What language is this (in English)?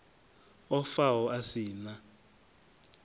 Venda